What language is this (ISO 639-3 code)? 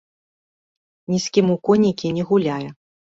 bel